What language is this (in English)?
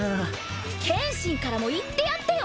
Japanese